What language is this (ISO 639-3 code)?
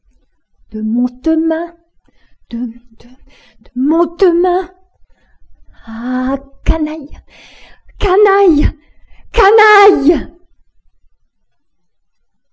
fra